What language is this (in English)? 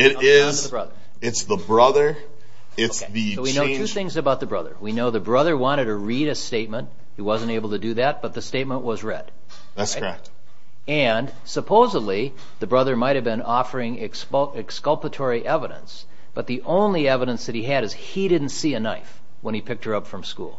English